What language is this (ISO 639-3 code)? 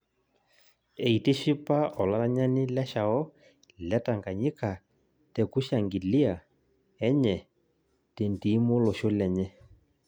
mas